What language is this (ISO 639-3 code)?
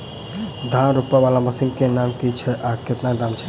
mai